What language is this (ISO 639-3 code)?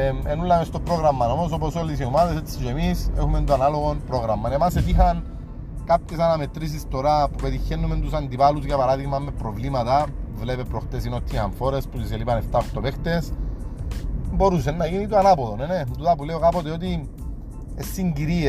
ell